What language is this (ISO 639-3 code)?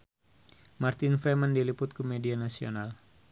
sun